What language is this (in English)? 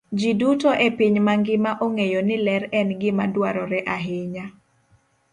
Luo (Kenya and Tanzania)